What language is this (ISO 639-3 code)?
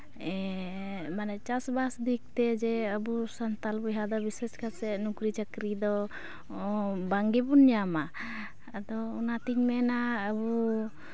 sat